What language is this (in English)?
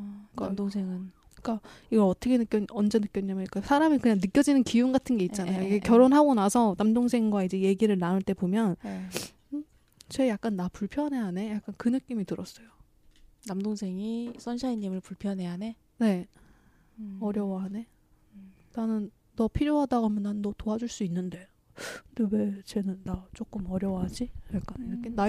Korean